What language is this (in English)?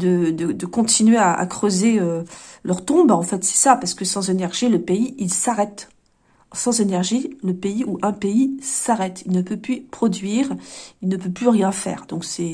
French